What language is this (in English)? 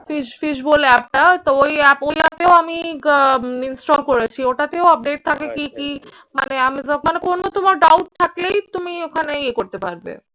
Bangla